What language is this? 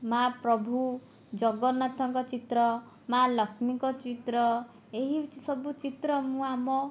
Odia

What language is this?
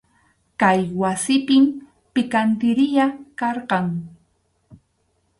Arequipa-La Unión Quechua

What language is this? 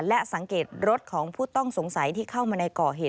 Thai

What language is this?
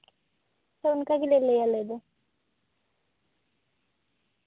Santali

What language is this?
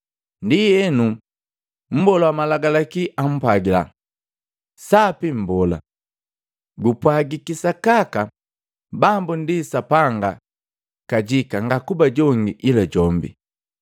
Matengo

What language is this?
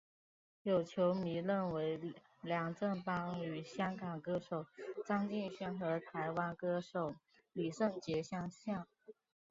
Chinese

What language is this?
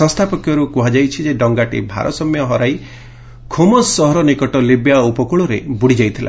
Odia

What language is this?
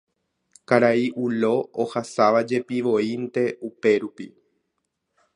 Guarani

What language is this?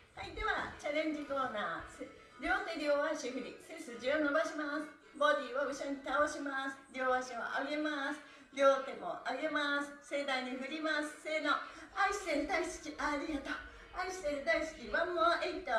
Japanese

